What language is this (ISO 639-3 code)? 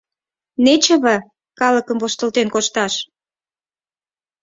chm